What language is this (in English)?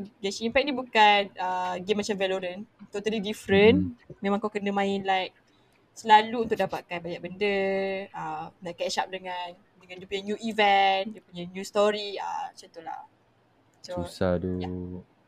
Malay